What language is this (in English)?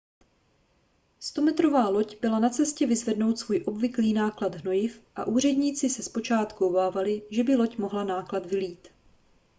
Czech